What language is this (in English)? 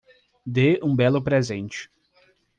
Portuguese